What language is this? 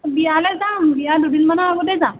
Assamese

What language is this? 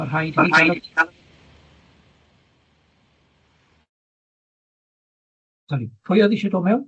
Welsh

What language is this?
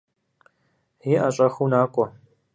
Kabardian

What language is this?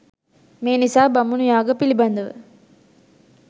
Sinhala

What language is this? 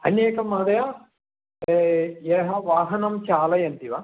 Sanskrit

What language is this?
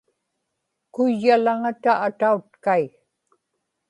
Inupiaq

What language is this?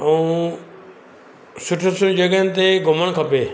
Sindhi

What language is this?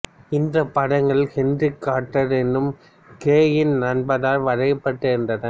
Tamil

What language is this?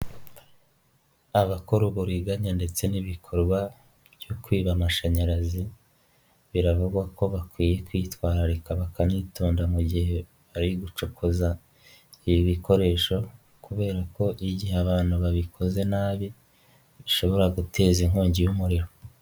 Kinyarwanda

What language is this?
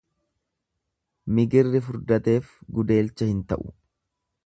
Oromo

